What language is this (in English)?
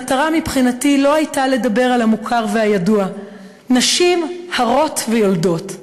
Hebrew